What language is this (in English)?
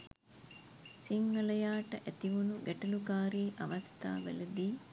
Sinhala